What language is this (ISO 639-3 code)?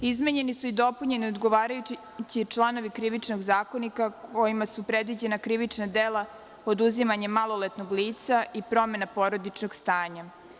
srp